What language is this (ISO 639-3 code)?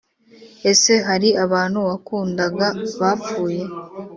kin